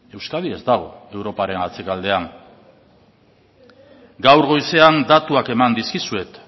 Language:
Basque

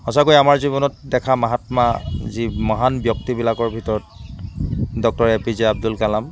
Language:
Assamese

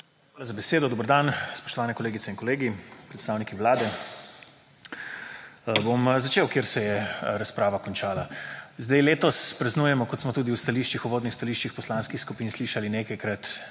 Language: Slovenian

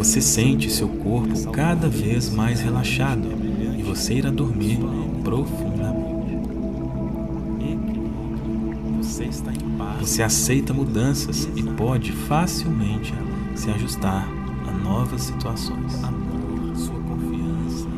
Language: Portuguese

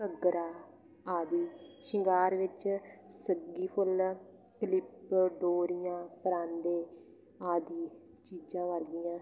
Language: Punjabi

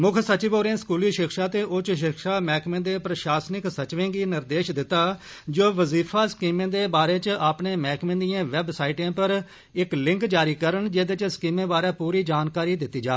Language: Dogri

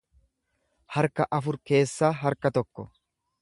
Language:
Oromo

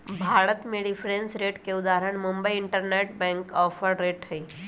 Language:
Magahi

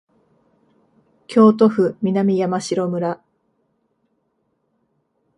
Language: Japanese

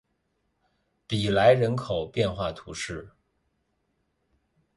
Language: Chinese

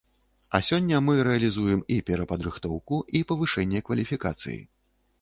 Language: Belarusian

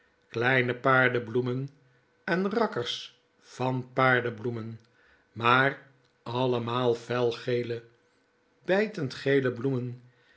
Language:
Dutch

